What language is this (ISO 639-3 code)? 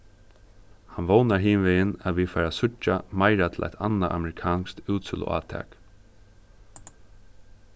fao